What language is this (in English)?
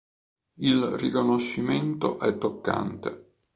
Italian